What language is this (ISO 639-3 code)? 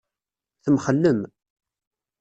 kab